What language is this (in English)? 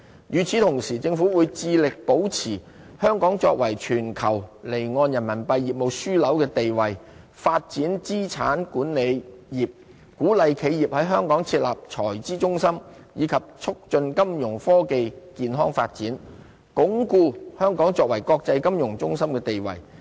Cantonese